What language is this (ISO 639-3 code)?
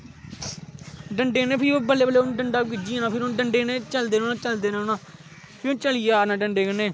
doi